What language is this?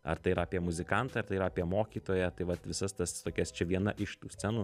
Lithuanian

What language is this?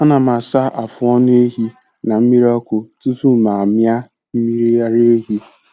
Igbo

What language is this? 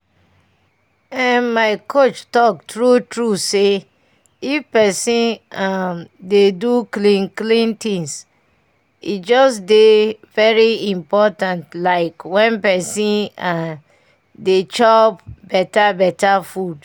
Nigerian Pidgin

